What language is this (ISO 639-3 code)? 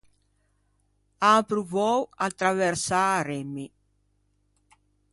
lij